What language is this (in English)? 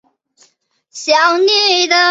Chinese